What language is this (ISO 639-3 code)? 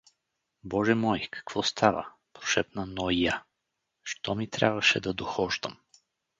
bul